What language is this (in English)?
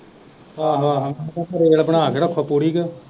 Punjabi